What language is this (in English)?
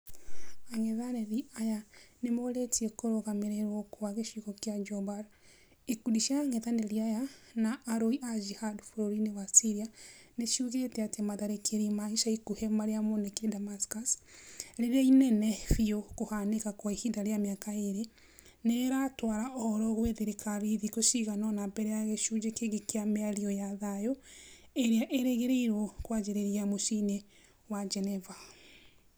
Kikuyu